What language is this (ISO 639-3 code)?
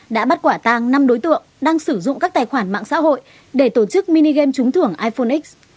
vie